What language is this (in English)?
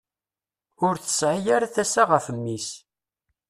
Kabyle